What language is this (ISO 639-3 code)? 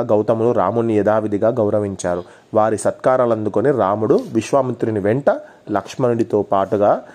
tel